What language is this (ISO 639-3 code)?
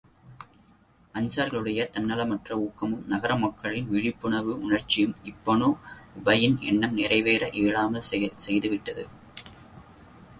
tam